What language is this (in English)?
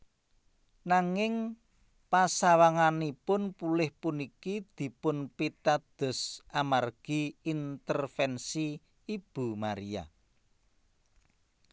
Javanese